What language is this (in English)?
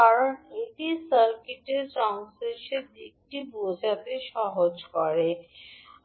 Bangla